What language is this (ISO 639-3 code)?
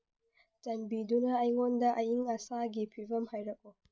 mni